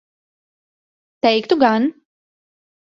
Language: Latvian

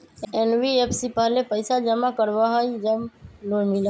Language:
Magahi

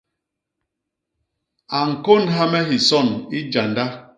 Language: Basaa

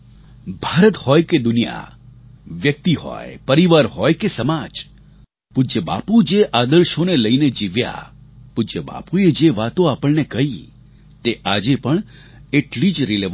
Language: Gujarati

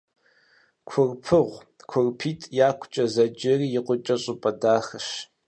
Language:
Kabardian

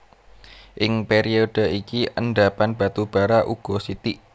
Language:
Javanese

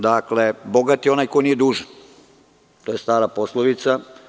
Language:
Serbian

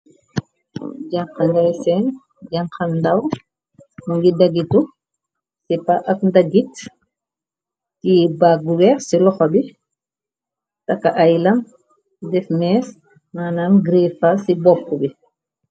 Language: Wolof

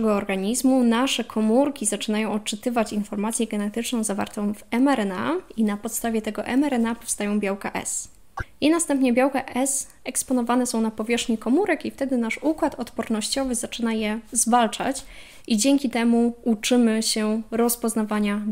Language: Polish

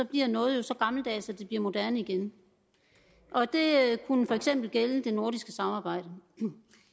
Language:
Danish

